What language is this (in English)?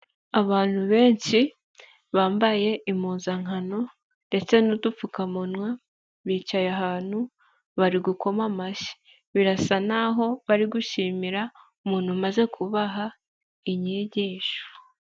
Kinyarwanda